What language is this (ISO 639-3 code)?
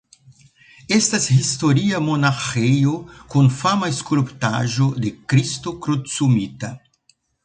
epo